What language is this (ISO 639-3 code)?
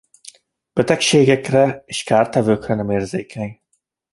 hun